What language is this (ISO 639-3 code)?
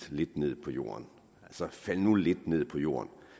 dan